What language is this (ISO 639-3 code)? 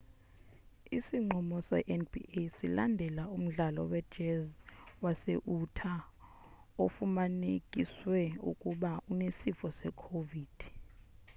xho